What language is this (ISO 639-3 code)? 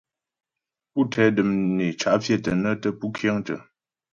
bbj